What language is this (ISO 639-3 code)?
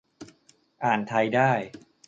tha